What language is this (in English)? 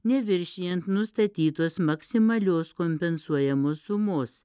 Lithuanian